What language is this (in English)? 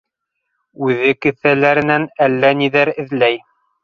Bashkir